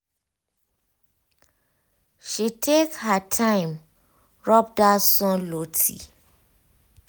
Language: Nigerian Pidgin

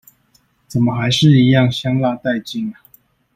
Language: Chinese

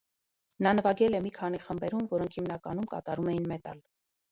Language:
Armenian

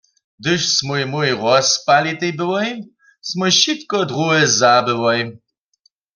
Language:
Upper Sorbian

